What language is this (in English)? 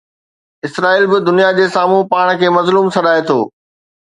Sindhi